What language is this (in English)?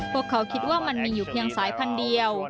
Thai